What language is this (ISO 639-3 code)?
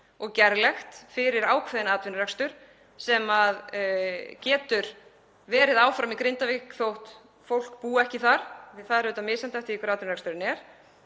isl